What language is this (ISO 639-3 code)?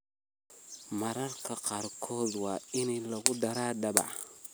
som